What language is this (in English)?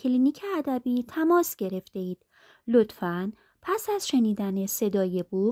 Persian